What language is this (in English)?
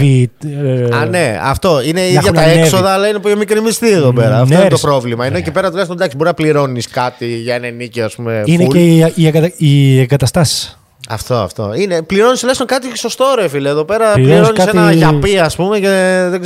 Greek